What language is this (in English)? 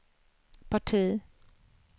Swedish